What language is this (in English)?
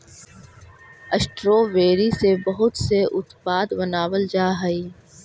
Magahi